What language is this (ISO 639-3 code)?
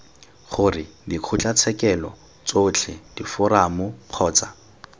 tsn